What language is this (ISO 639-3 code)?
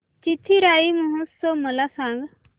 mar